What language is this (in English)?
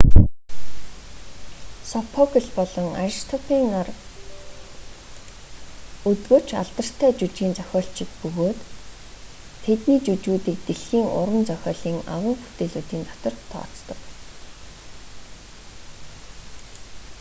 Mongolian